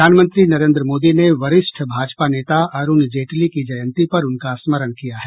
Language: Hindi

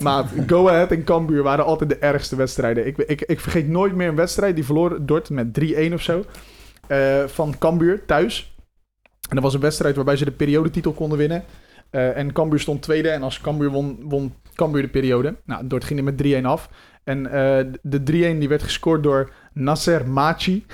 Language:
Dutch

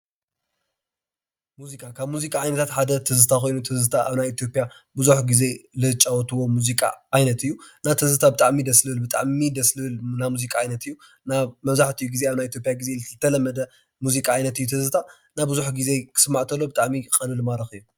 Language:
Tigrinya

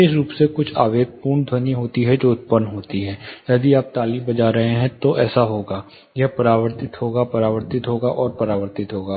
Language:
Hindi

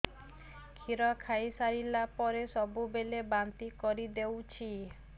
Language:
Odia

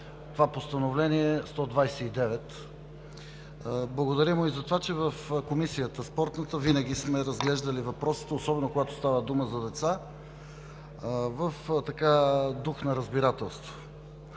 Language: Bulgarian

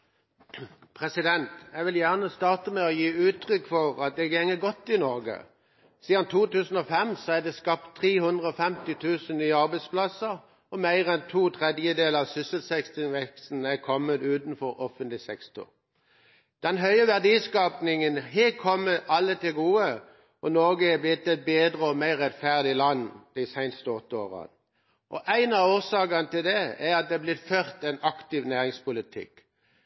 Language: Norwegian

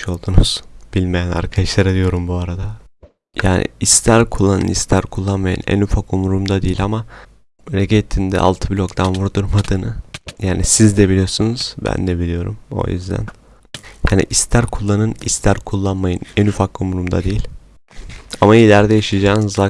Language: Turkish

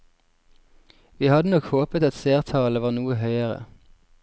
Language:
Norwegian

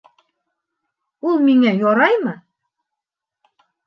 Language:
Bashkir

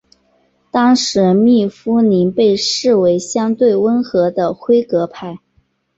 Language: Chinese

